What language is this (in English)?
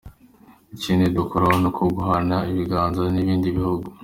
Kinyarwanda